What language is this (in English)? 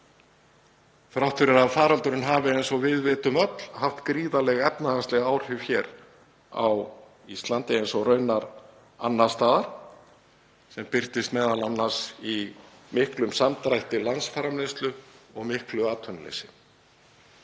Icelandic